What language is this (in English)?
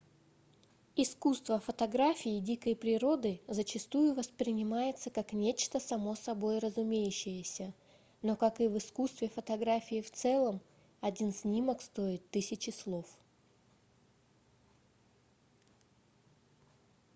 Russian